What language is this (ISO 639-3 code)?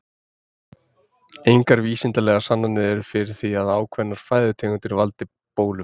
isl